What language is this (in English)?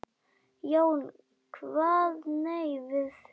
Icelandic